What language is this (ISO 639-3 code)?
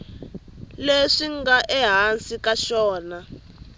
tso